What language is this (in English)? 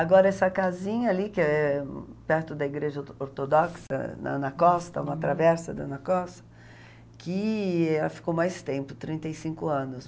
Portuguese